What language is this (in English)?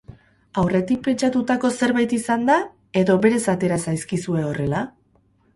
Basque